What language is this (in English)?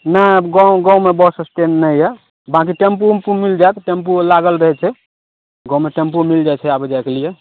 Maithili